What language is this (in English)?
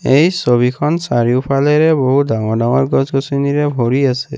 Assamese